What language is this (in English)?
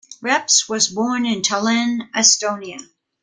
English